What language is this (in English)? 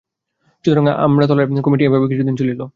Bangla